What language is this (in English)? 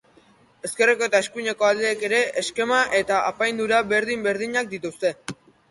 Basque